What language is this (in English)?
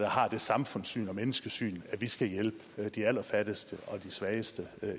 Danish